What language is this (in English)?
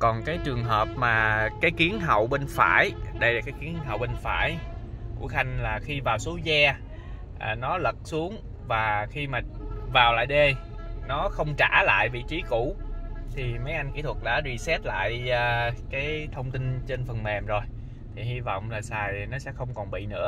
Vietnamese